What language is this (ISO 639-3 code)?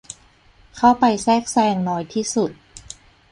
tha